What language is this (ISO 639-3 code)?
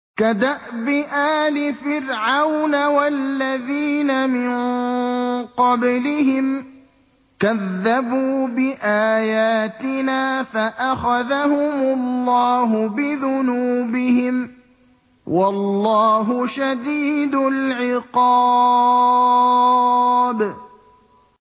ara